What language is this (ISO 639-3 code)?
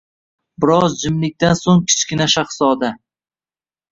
uzb